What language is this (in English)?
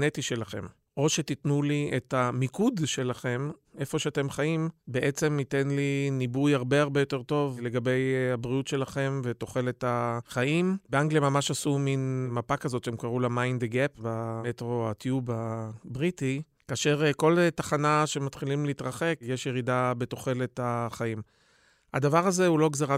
Hebrew